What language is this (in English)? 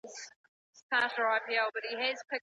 Pashto